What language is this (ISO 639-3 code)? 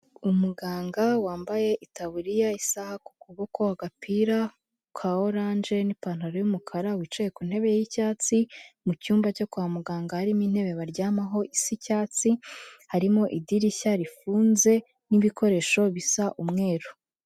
kin